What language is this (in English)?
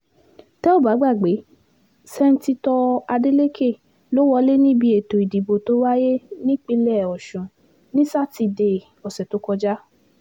Yoruba